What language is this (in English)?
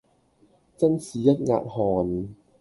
Cantonese